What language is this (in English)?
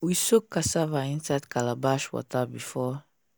Nigerian Pidgin